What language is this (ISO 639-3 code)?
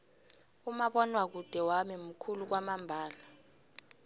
nbl